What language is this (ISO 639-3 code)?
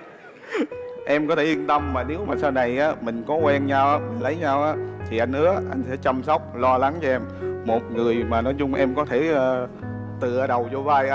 vie